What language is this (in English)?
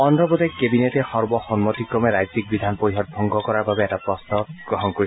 Assamese